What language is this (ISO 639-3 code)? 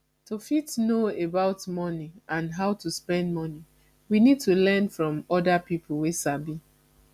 pcm